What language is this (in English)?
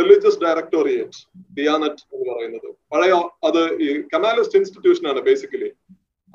Malayalam